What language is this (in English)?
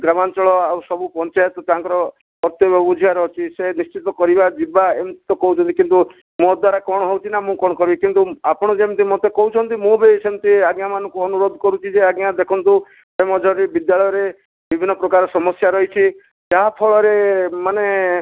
Odia